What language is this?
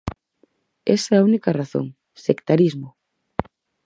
Galician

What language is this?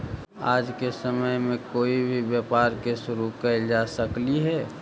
Magahi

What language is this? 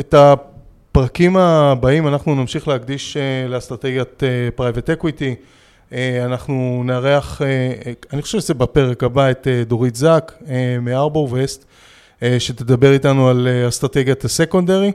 Hebrew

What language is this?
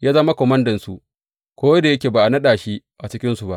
Hausa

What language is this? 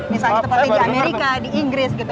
Indonesian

